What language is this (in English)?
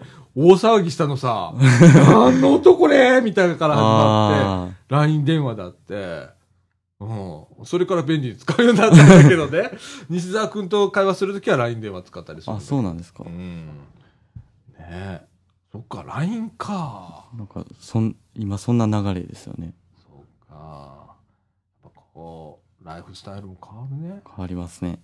Japanese